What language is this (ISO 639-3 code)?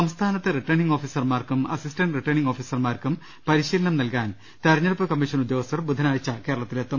mal